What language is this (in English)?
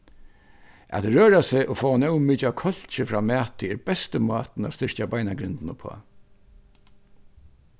Faroese